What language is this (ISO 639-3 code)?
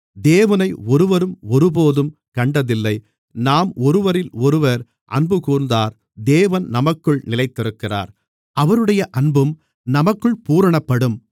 tam